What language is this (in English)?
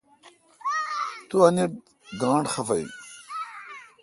Kalkoti